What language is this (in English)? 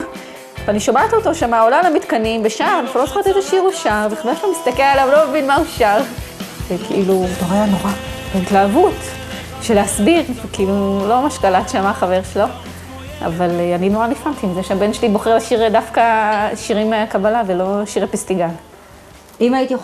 Hebrew